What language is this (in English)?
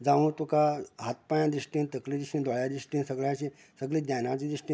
Konkani